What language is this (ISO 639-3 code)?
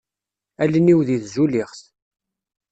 kab